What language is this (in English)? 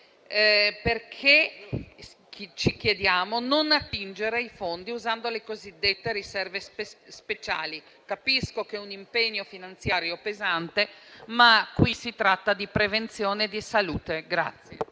Italian